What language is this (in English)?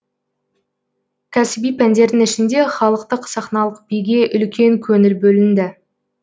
Kazakh